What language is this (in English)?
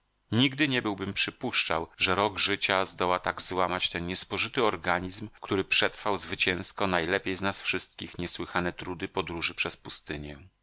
Polish